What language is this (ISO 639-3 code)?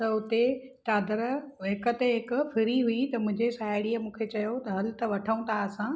snd